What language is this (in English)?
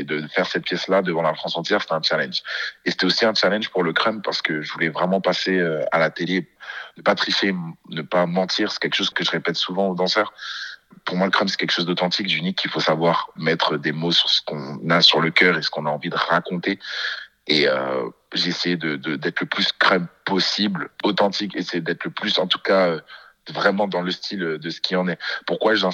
French